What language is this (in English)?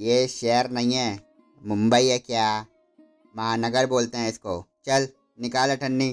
Hindi